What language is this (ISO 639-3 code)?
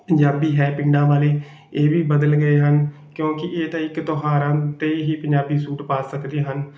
pan